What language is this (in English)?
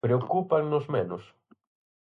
Galician